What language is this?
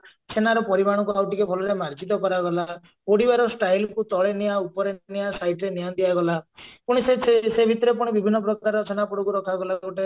Odia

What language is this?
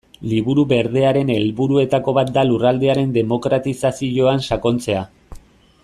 Basque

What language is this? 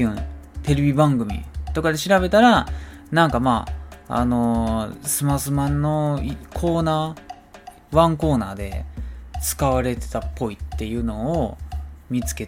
Japanese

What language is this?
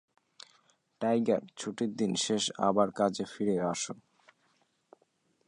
Bangla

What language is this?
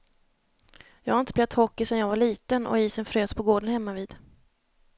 Swedish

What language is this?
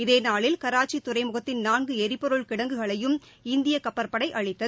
Tamil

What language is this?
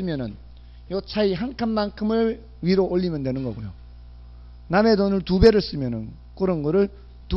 Korean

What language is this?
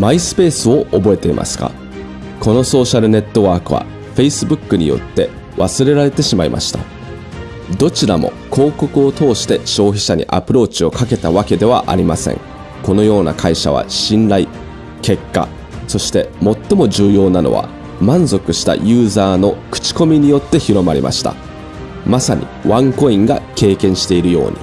Japanese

